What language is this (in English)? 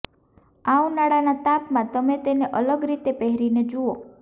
Gujarati